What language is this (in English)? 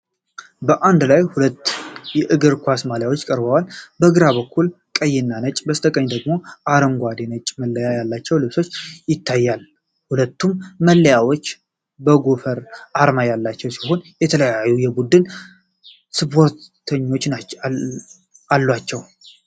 Amharic